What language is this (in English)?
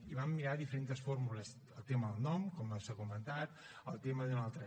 Catalan